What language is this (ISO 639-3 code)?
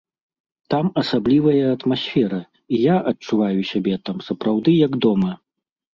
bel